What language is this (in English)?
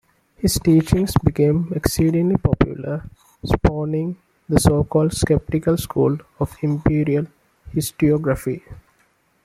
English